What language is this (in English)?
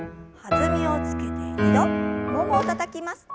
Japanese